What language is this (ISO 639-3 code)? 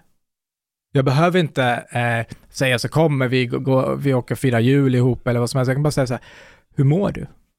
swe